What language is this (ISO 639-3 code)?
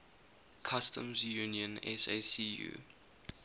eng